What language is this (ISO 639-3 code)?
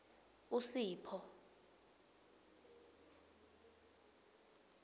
ssw